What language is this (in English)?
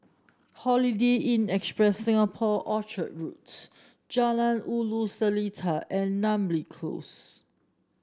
English